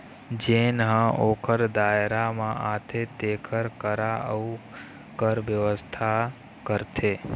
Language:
Chhattisgarhi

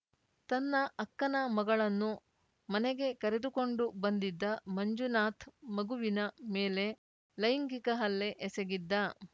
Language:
Kannada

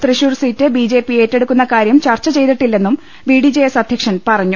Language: Malayalam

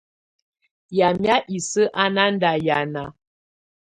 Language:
Tunen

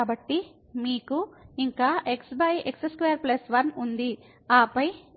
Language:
Telugu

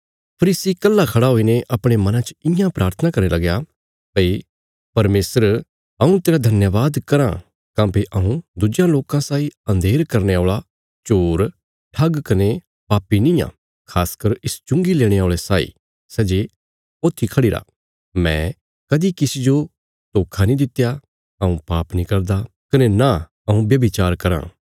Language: Bilaspuri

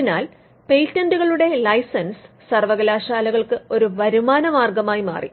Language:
Malayalam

